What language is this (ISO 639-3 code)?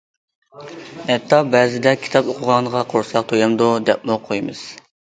uig